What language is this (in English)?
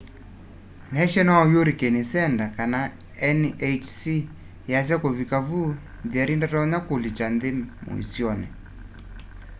Kamba